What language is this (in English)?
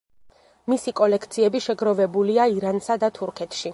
Georgian